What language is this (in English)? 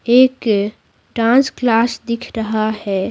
Hindi